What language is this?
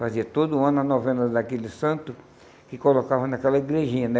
Portuguese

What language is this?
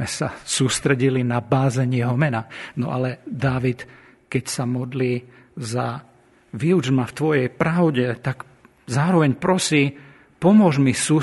Slovak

